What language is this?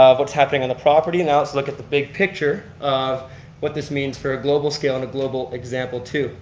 English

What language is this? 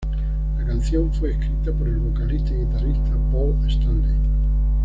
Spanish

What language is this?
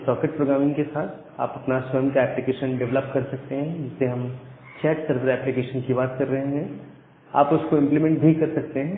Hindi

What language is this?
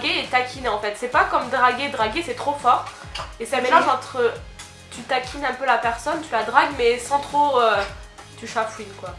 French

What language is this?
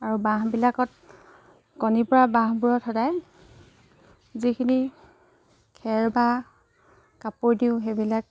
Assamese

